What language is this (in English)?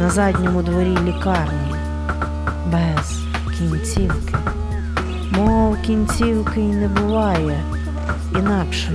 Ukrainian